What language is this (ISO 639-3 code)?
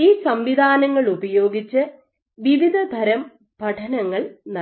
mal